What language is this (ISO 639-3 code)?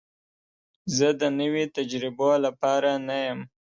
pus